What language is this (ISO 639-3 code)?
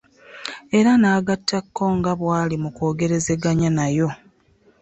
lug